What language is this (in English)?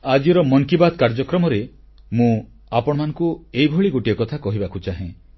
Odia